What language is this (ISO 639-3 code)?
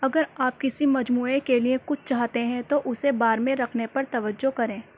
urd